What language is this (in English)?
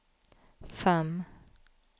Norwegian